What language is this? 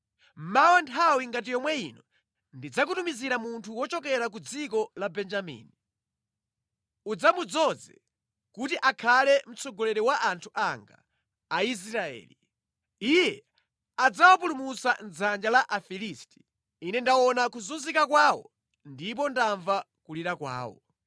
Nyanja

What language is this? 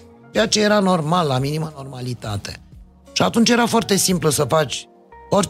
Romanian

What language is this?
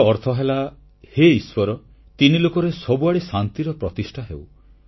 Odia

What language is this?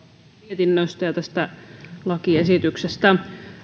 Finnish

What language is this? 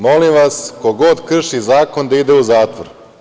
Serbian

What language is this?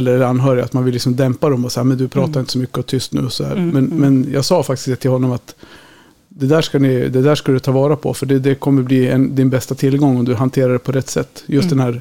Swedish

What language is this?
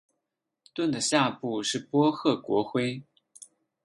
Chinese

